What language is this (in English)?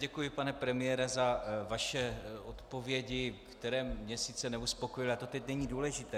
Czech